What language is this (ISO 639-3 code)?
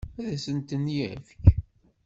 kab